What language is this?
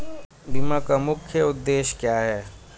Hindi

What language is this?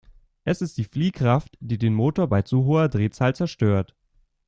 German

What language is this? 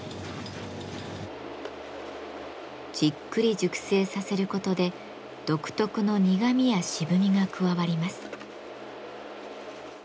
Japanese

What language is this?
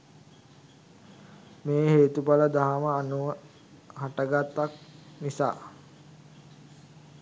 Sinhala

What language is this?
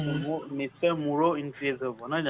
Assamese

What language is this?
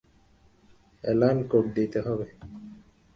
Bangla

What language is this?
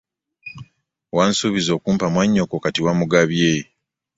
Ganda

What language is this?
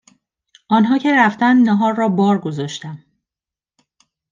Persian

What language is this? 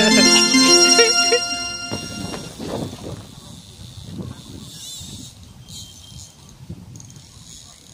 Thai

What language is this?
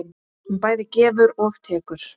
Icelandic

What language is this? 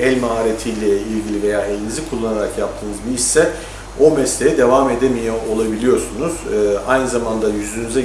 Turkish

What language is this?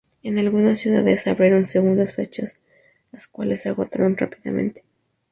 Spanish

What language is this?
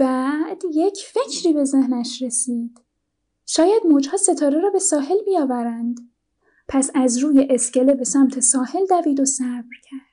Persian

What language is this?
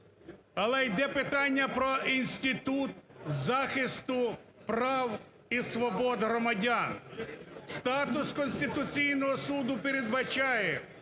Ukrainian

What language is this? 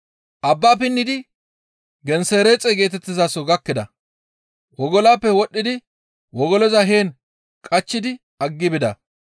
Gamo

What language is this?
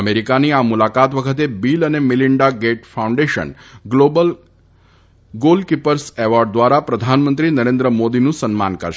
Gujarati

